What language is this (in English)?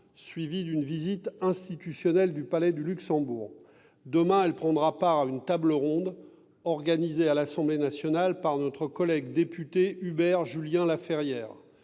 French